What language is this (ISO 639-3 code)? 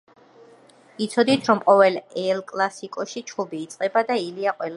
kat